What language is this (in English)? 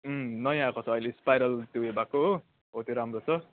Nepali